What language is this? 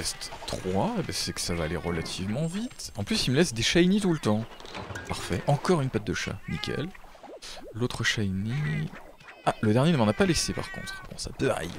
French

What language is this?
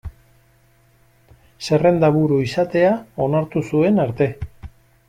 Basque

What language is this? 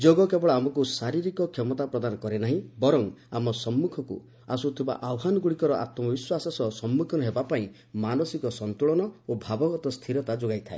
Odia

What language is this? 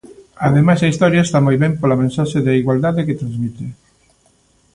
Galician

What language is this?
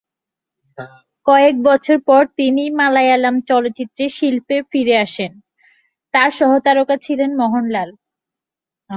Bangla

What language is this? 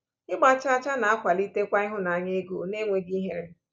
Igbo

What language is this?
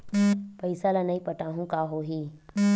Chhattisgarhi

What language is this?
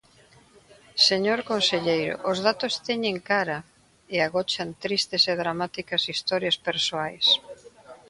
Galician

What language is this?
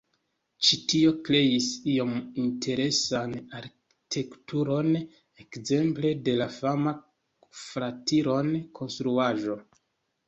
Esperanto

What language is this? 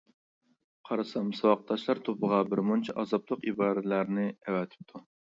Uyghur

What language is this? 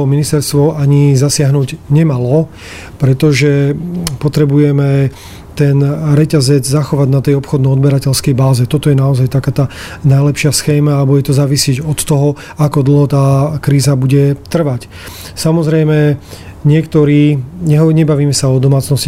Slovak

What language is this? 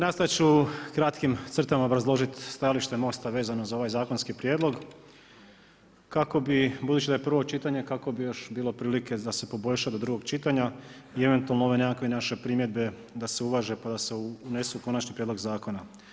Croatian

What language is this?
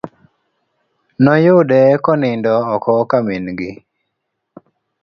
Luo (Kenya and Tanzania)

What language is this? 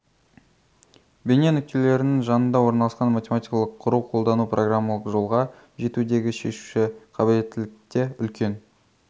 Kazakh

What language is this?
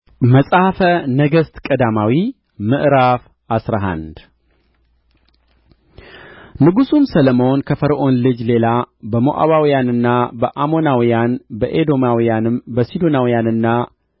Amharic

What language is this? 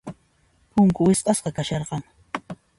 Puno Quechua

